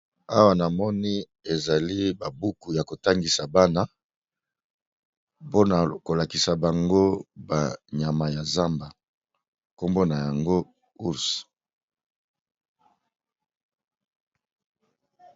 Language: Lingala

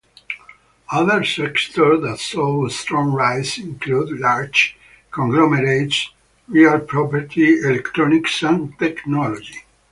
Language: English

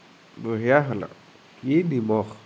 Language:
Assamese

